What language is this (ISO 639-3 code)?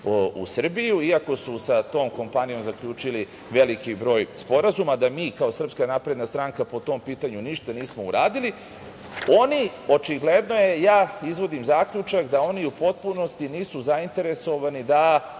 srp